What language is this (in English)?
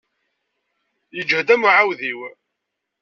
Kabyle